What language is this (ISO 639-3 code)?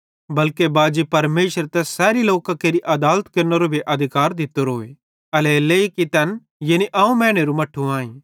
bhd